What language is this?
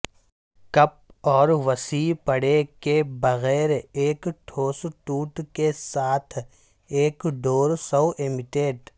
Urdu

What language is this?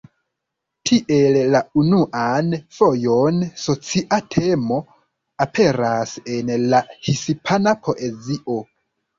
Esperanto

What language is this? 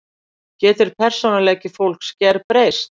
Icelandic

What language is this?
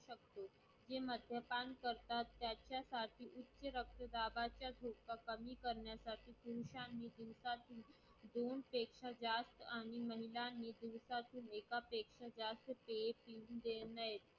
Marathi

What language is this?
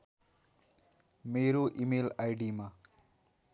Nepali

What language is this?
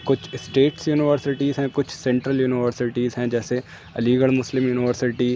Urdu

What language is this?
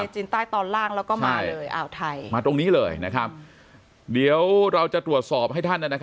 Thai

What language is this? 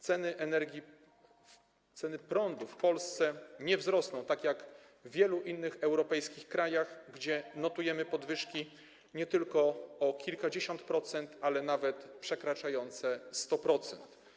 Polish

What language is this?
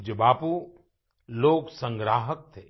Hindi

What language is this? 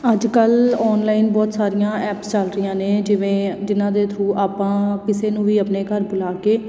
Punjabi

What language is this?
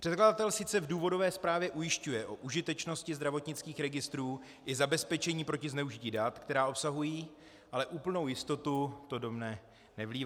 Czech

